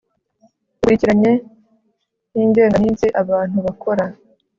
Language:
Kinyarwanda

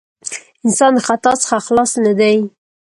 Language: Pashto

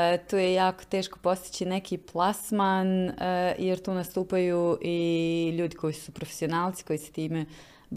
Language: Croatian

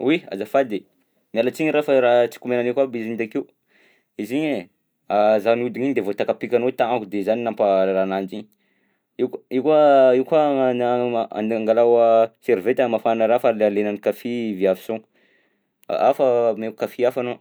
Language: Southern Betsimisaraka Malagasy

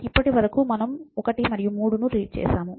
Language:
Telugu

